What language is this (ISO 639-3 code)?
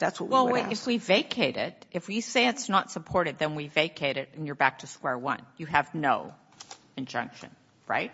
eng